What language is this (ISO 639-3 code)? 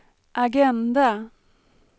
swe